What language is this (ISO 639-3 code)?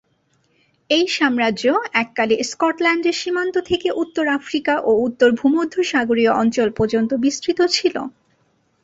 ben